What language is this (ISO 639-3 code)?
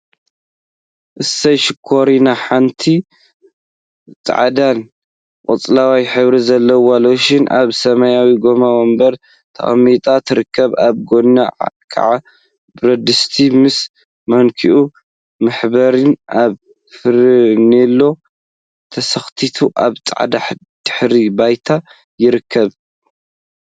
tir